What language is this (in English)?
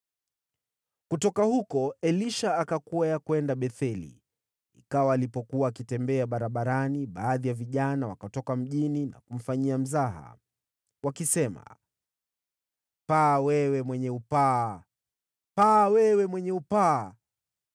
Swahili